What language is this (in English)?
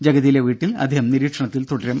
Malayalam